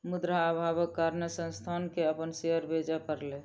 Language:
Maithili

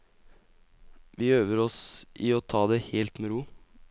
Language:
Norwegian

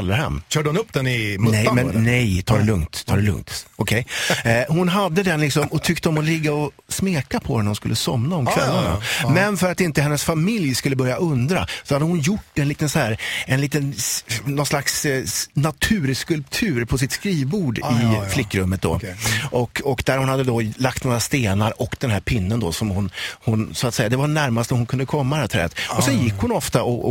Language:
Swedish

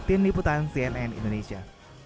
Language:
Indonesian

